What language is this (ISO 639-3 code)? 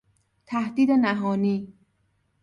fas